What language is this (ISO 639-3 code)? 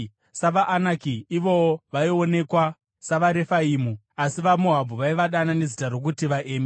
sna